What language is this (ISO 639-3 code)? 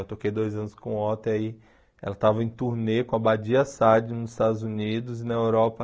por